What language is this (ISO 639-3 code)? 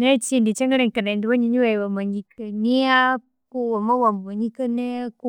koo